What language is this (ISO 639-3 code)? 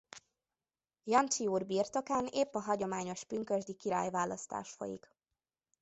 hun